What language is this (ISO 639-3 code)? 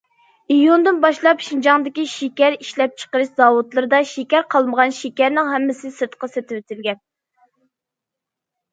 uig